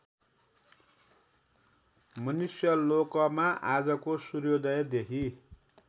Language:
Nepali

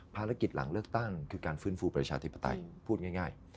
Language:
Thai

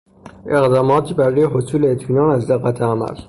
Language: Persian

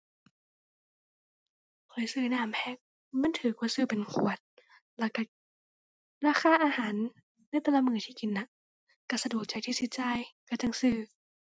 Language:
Thai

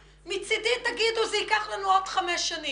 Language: Hebrew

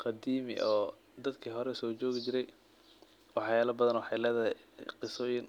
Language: Somali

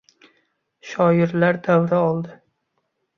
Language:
Uzbek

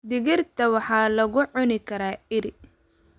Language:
Somali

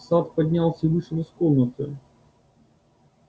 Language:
Russian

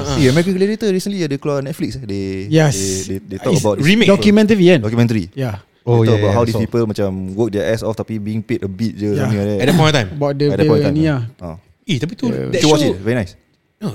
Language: Malay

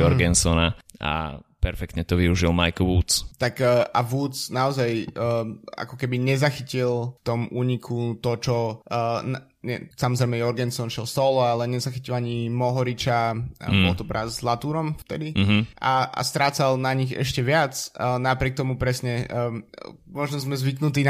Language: Slovak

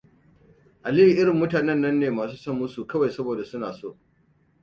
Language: Hausa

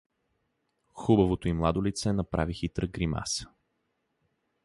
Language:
Bulgarian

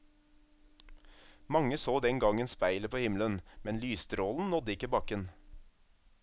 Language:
Norwegian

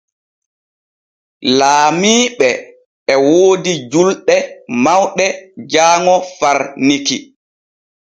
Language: Borgu Fulfulde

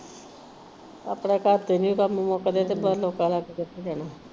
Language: Punjabi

